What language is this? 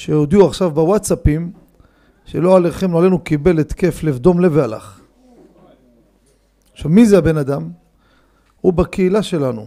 Hebrew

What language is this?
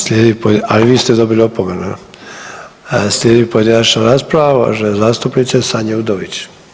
Croatian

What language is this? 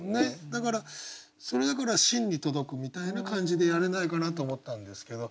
Japanese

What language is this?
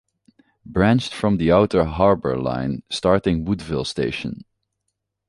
English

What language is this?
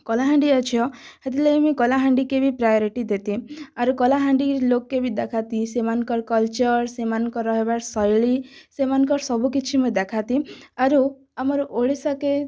Odia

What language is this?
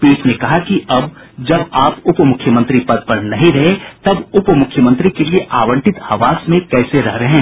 Hindi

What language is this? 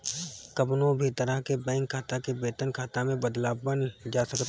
Bhojpuri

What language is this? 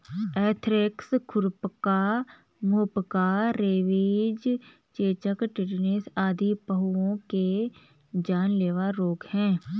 Hindi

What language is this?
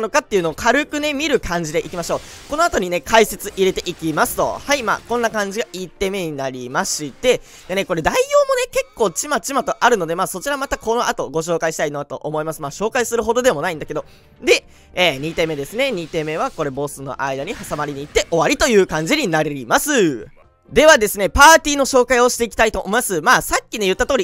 Japanese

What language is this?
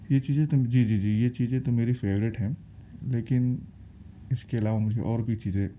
Urdu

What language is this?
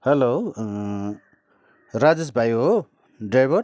Nepali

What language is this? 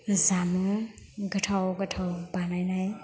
Bodo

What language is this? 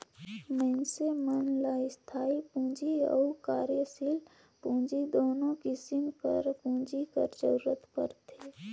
Chhattisgarhi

